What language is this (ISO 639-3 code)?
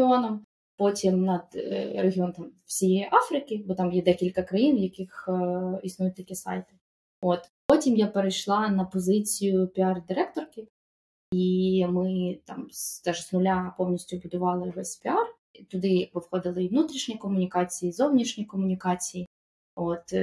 ukr